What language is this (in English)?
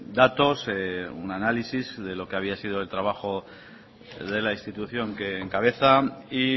Spanish